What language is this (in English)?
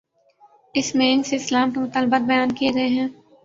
Urdu